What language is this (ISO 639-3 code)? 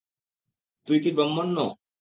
ben